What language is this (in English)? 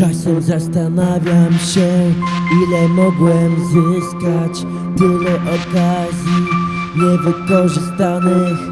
Polish